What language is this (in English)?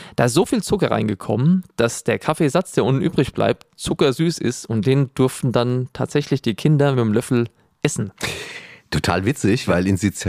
German